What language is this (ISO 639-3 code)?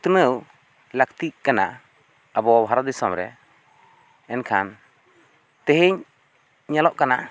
sat